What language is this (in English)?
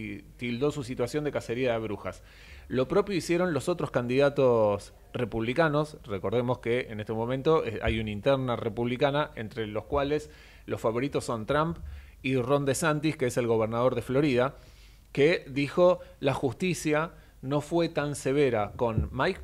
Spanish